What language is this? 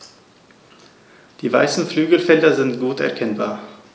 German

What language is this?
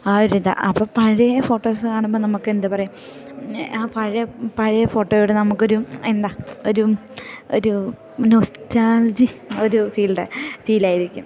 Malayalam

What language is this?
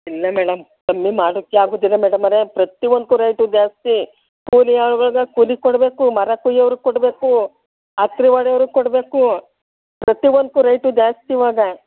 Kannada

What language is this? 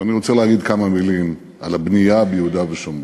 Hebrew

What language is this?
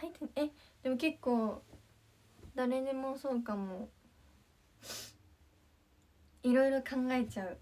Japanese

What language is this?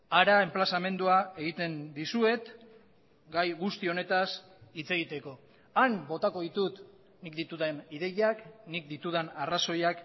Basque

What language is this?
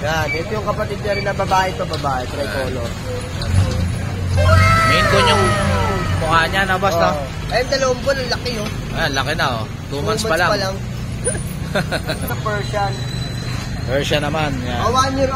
Filipino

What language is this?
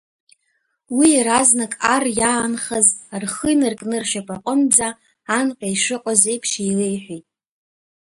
Abkhazian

